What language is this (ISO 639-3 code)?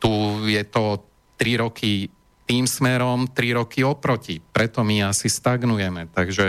slk